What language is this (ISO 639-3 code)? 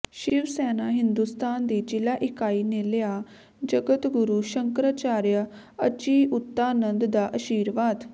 pan